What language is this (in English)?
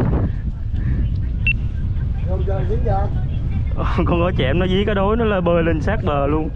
Vietnamese